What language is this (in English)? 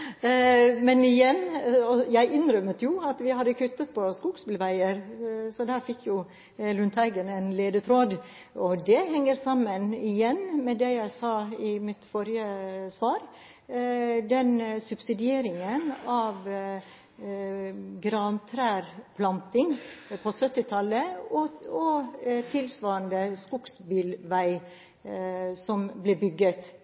Norwegian Bokmål